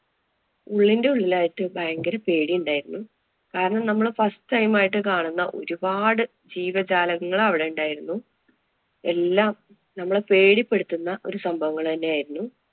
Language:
Malayalam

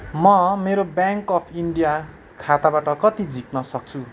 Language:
Nepali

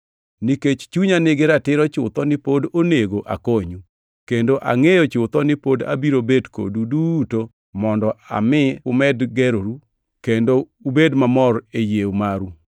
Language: Luo (Kenya and Tanzania)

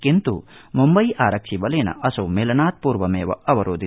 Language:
Sanskrit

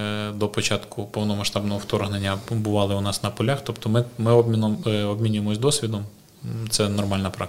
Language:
Ukrainian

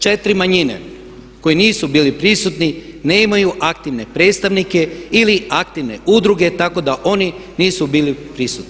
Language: Croatian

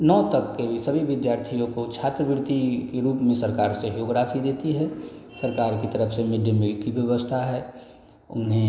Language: Hindi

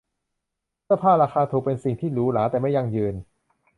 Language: Thai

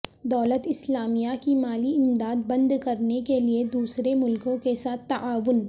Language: Urdu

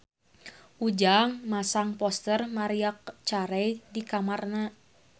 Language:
Sundanese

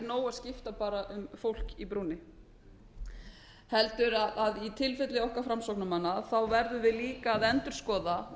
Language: Icelandic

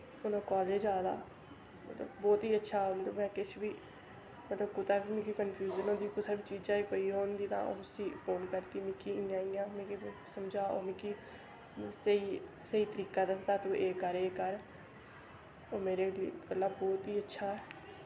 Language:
Dogri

